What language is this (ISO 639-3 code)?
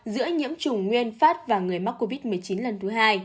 vie